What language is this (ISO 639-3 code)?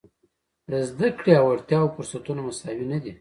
pus